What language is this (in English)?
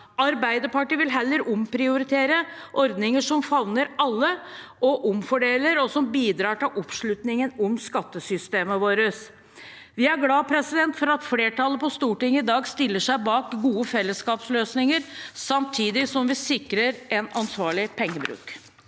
Norwegian